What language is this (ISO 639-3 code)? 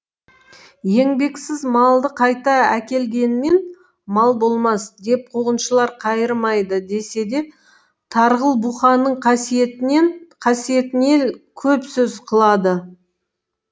kaz